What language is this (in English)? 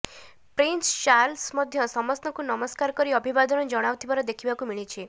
Odia